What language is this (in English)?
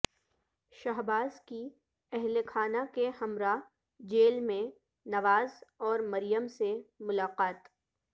Urdu